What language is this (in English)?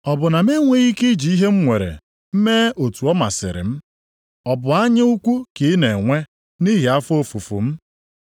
Igbo